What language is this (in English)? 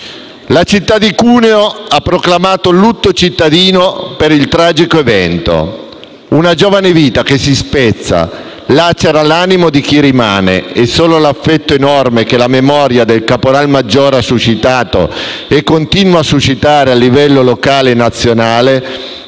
Italian